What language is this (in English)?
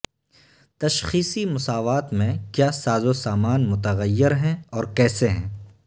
Urdu